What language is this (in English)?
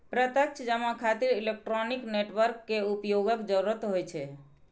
Maithili